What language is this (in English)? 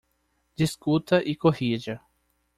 Portuguese